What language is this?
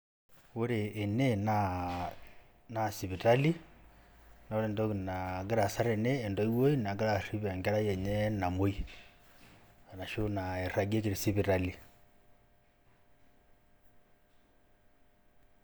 Masai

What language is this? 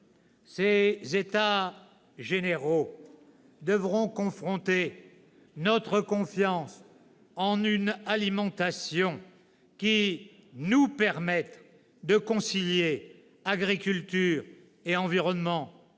French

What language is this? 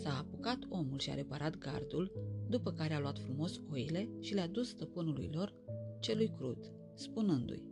Romanian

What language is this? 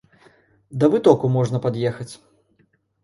Belarusian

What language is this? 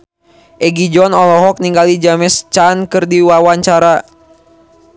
Sundanese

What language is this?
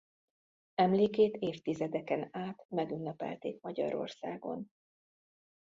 Hungarian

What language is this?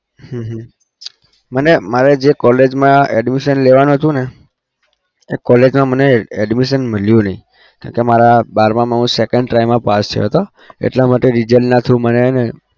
Gujarati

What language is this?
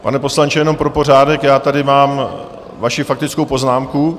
Czech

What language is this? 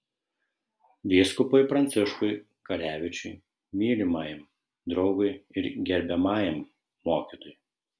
Lithuanian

